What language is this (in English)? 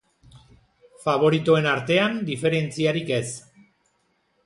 Basque